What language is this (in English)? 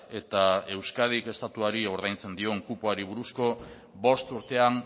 Basque